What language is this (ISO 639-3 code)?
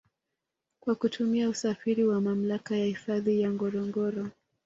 swa